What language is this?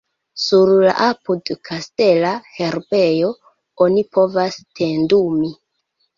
Esperanto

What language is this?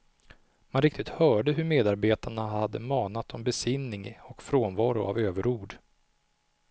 Swedish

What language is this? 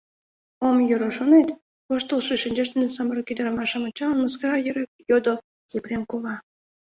Mari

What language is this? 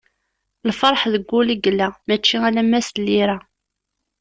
Kabyle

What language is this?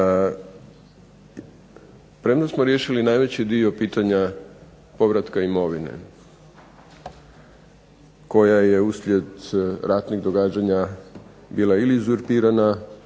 Croatian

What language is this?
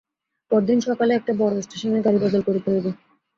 Bangla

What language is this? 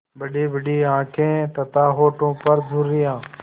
Hindi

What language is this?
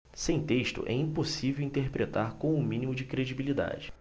Portuguese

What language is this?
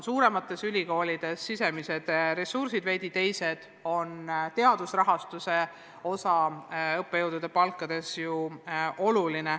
Estonian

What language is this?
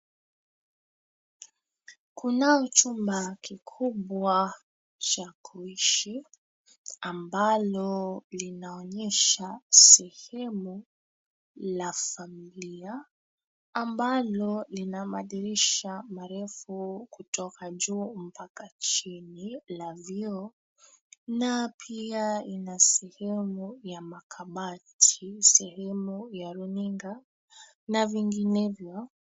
Swahili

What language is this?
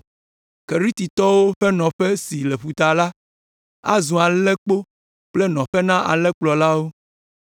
Ewe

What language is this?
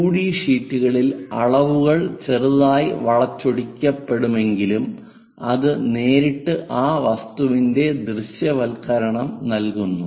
Malayalam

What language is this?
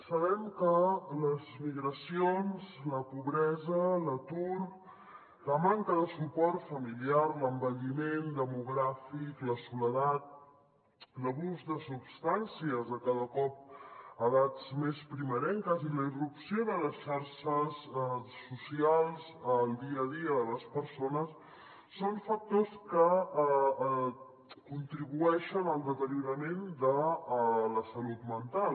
Catalan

